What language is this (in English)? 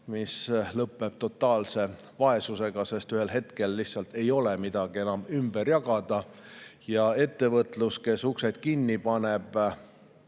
Estonian